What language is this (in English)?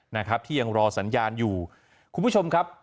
Thai